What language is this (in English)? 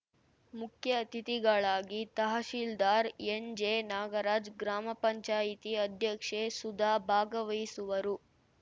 Kannada